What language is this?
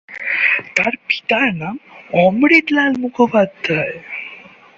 Bangla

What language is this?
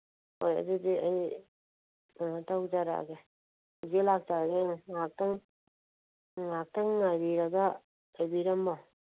Manipuri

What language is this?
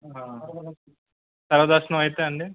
Telugu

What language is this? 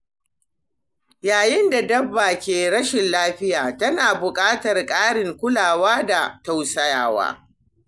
Hausa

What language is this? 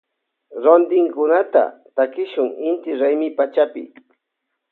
Loja Highland Quichua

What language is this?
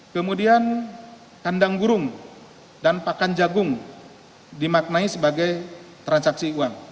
Indonesian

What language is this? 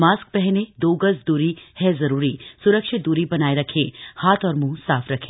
Hindi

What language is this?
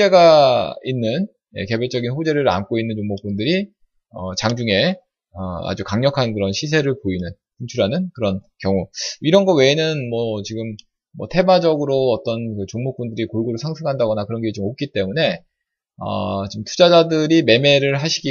Korean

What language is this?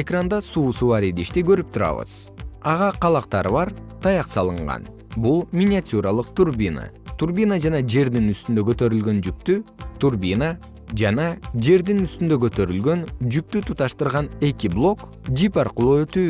Kyrgyz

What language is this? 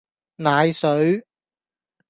Cantonese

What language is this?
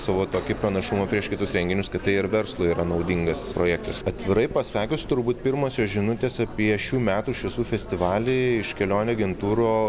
Lithuanian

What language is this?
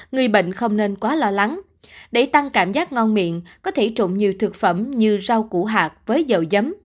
Vietnamese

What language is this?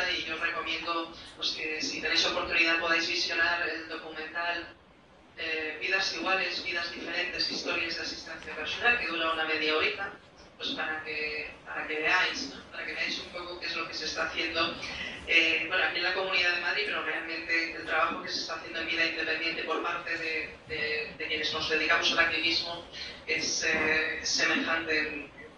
Spanish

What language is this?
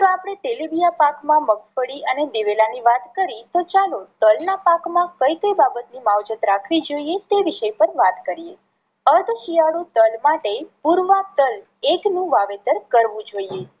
Gujarati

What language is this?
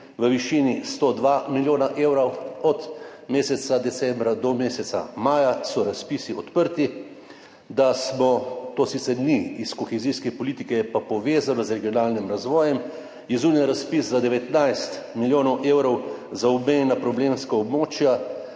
Slovenian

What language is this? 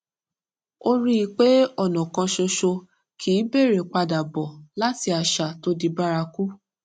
Yoruba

